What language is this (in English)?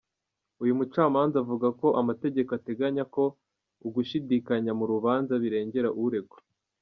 Kinyarwanda